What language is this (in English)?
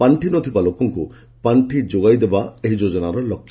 Odia